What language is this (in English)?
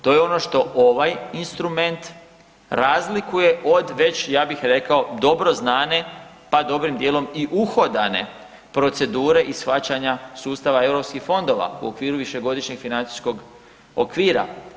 Croatian